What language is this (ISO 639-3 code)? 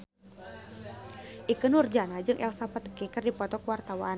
sun